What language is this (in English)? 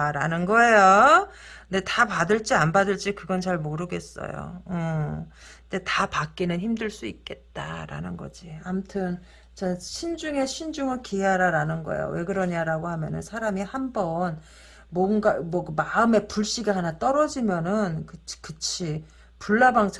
Korean